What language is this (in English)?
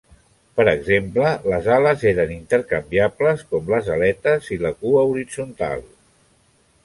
Catalan